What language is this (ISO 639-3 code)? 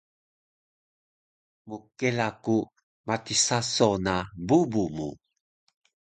trv